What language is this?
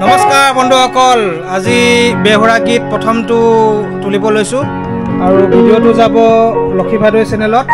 Bangla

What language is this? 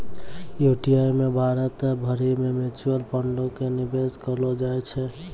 Maithili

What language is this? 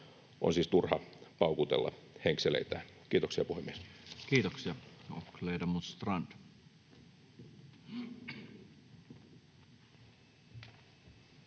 Finnish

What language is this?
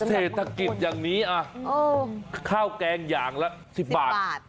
Thai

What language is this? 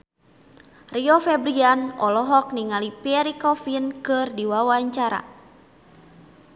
Sundanese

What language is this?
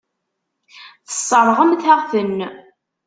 Kabyle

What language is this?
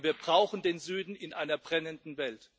German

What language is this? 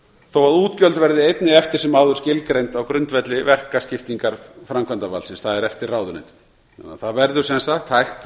Icelandic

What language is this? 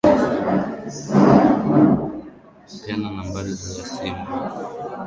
Swahili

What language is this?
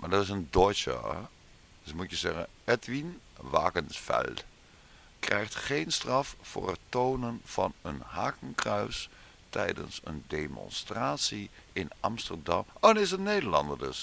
Dutch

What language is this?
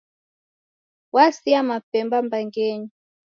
Taita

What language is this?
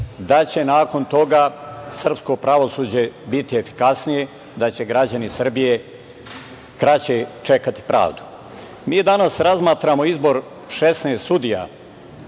Serbian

